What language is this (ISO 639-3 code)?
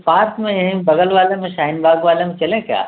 urd